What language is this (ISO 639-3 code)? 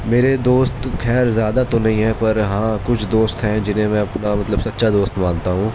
urd